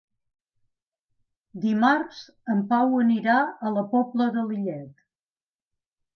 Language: Catalan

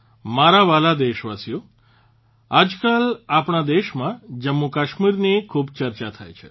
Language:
Gujarati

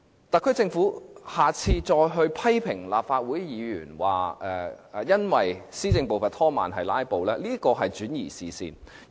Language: Cantonese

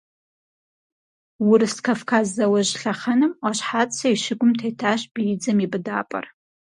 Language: Kabardian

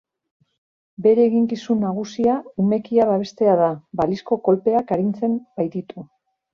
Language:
Basque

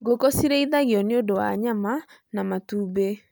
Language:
Kikuyu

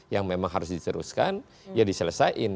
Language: Indonesian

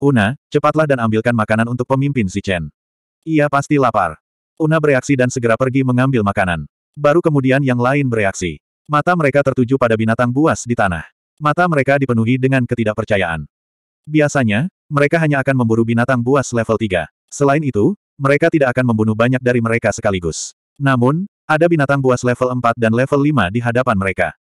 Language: Indonesian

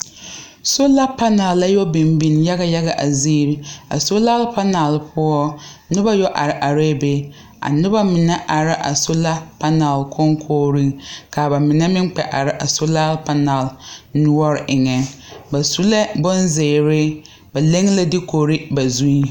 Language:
Southern Dagaare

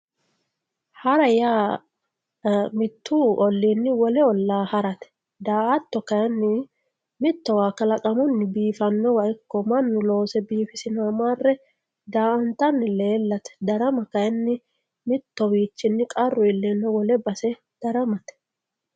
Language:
Sidamo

